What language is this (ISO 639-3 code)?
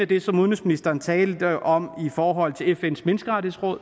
dan